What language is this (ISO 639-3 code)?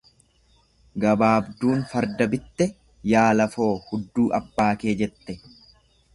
orm